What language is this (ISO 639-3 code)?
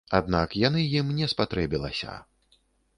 bel